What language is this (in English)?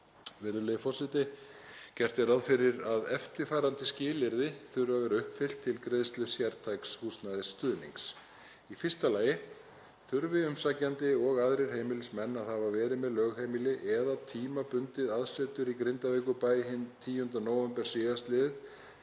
Icelandic